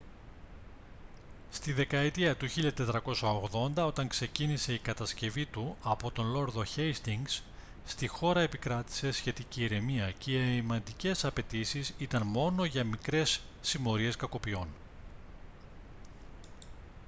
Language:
Greek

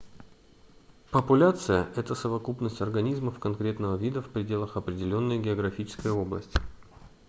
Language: Russian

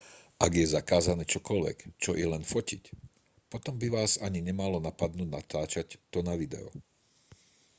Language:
Slovak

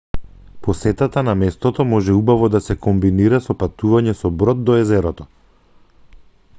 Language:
Macedonian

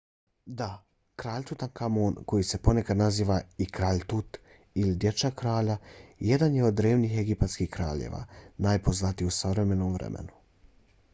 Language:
Bosnian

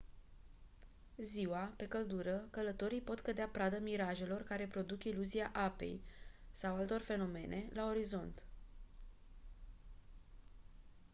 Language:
Romanian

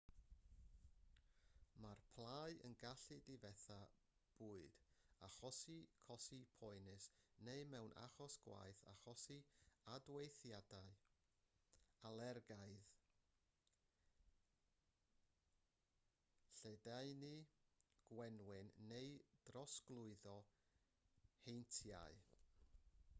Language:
Welsh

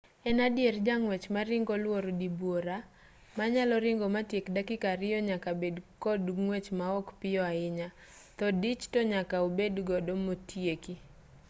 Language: Luo (Kenya and Tanzania)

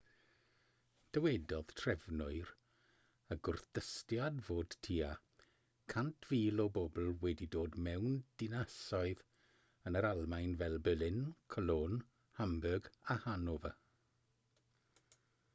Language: Welsh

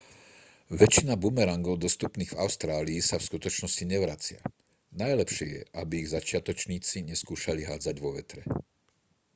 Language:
Slovak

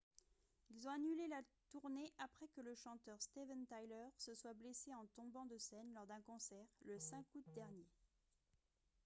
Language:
French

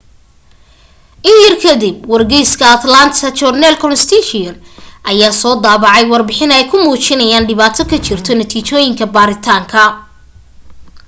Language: Somali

